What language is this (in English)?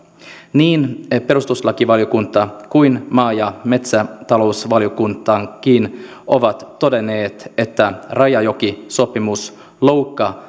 Finnish